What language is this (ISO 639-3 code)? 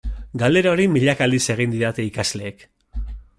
eus